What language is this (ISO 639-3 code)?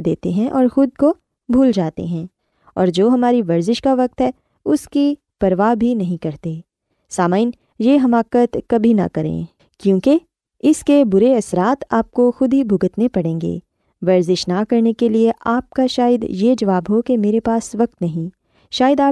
urd